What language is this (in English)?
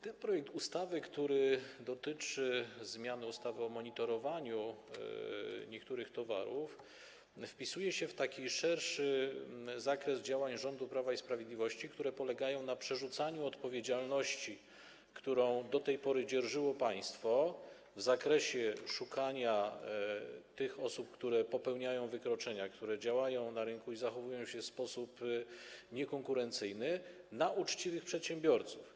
Polish